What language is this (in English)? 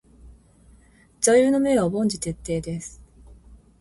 Japanese